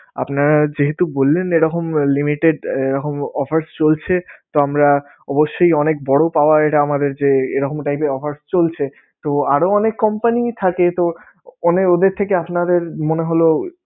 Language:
Bangla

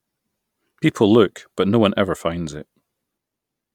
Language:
English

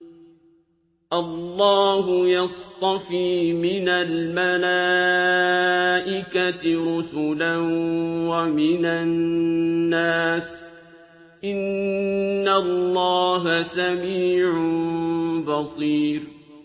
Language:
Arabic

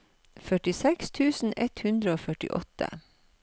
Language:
Norwegian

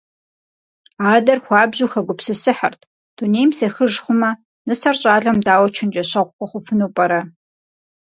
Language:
Kabardian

